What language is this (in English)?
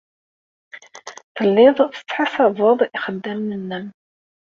Kabyle